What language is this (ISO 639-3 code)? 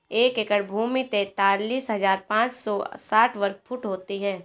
hin